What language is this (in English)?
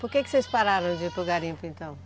Portuguese